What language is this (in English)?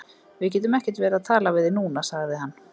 Icelandic